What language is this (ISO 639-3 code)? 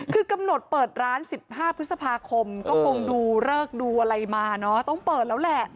tha